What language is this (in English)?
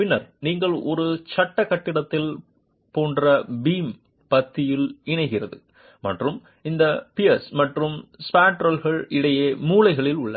Tamil